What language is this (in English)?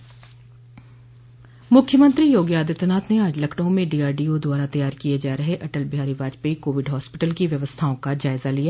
Hindi